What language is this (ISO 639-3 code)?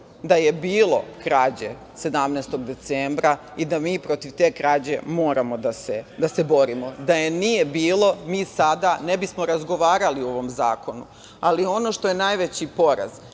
srp